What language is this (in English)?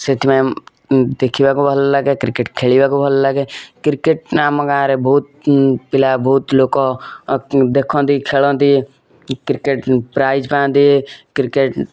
Odia